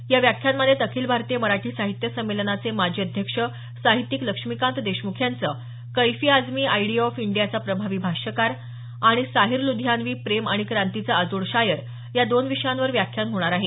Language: Marathi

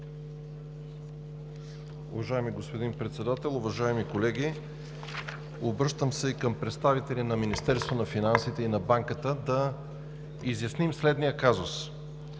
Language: Bulgarian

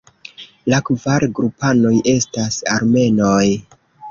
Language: Esperanto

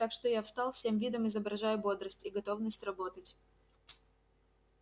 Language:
Russian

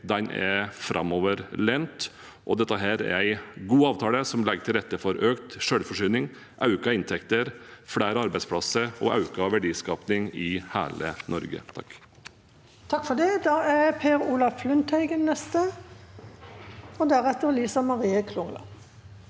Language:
Norwegian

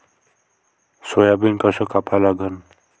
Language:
Marathi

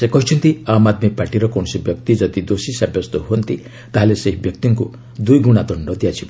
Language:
Odia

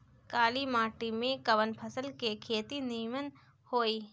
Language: Bhojpuri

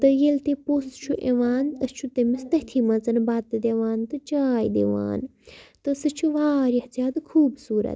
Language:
Kashmiri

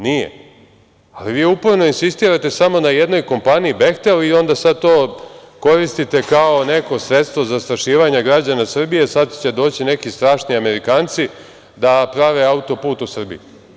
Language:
Serbian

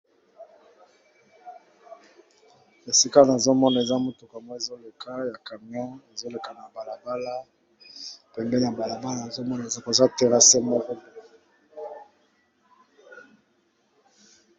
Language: Lingala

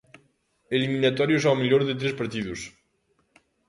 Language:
Galician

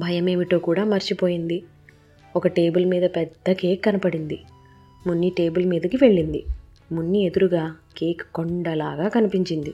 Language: Telugu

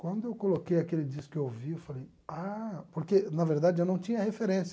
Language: Portuguese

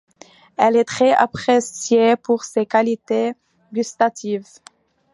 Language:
French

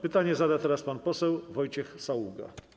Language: Polish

